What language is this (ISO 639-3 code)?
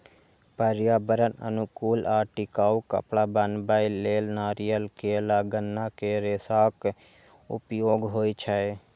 mai